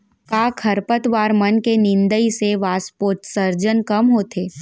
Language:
Chhattisgarhi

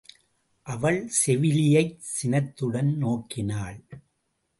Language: Tamil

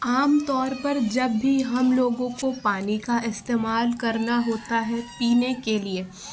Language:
Urdu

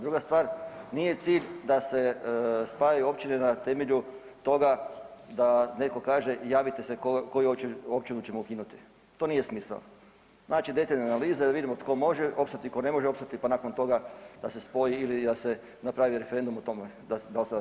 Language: Croatian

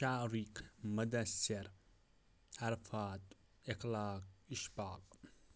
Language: Kashmiri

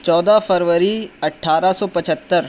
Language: Urdu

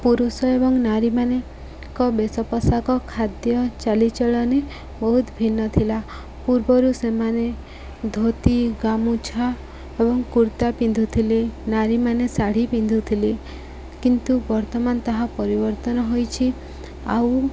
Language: Odia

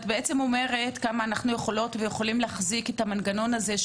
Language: Hebrew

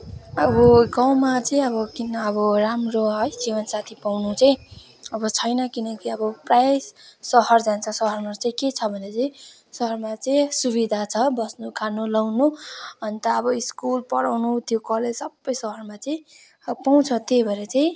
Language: Nepali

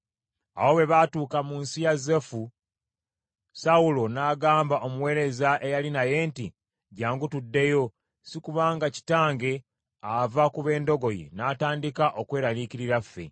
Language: Ganda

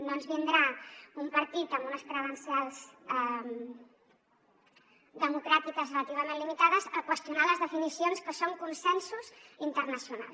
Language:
Catalan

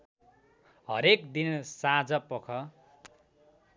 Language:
Nepali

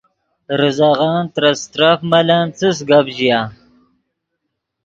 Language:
Yidgha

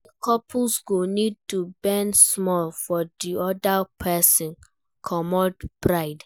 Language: Nigerian Pidgin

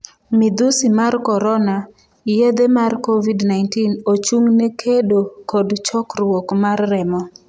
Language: Luo (Kenya and Tanzania)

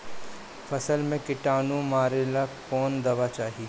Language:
Bhojpuri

